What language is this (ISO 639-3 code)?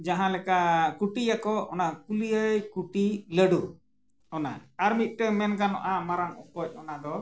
sat